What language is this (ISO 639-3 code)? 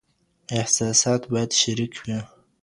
pus